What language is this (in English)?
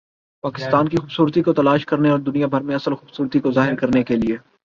Urdu